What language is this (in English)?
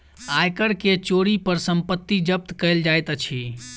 Maithili